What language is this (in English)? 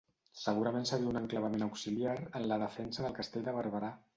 Catalan